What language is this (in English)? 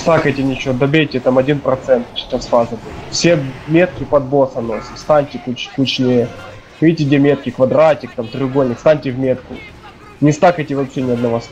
Russian